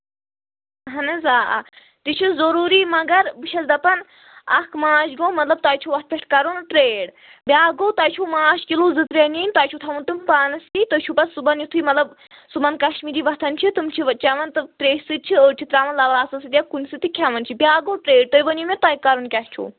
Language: Kashmiri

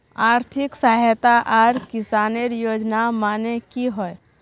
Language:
Magahi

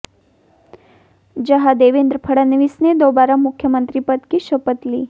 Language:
Hindi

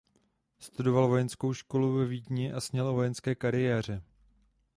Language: Czech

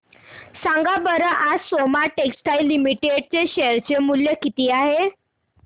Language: Marathi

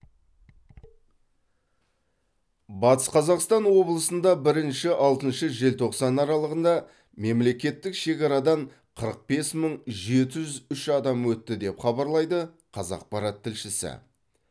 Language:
Kazakh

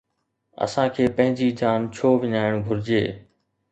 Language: Sindhi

